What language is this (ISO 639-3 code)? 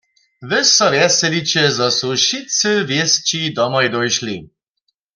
hsb